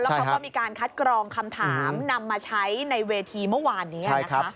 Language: Thai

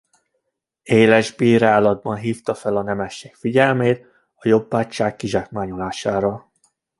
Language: Hungarian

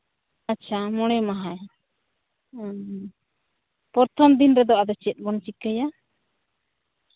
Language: Santali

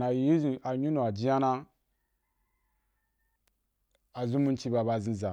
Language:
Wapan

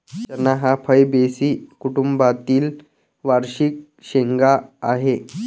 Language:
Marathi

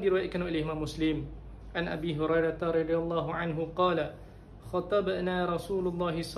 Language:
Malay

